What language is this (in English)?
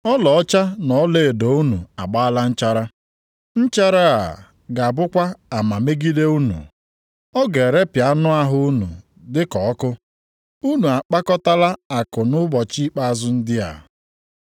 Igbo